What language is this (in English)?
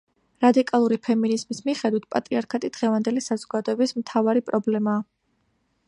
Georgian